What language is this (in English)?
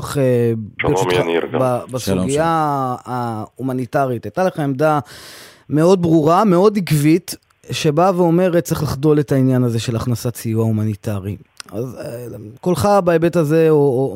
Hebrew